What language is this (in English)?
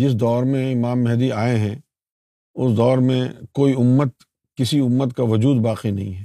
Urdu